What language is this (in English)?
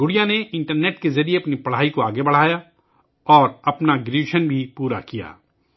Urdu